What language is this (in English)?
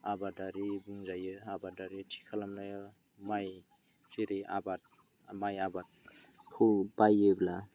Bodo